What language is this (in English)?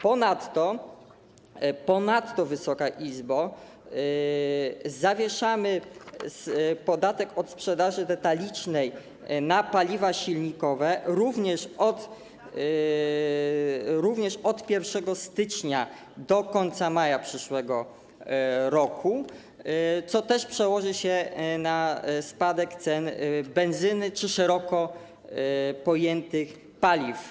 Polish